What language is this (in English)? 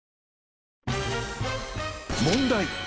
Japanese